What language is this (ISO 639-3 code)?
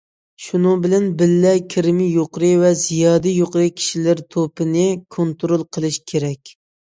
uig